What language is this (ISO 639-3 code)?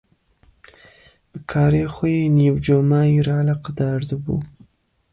kur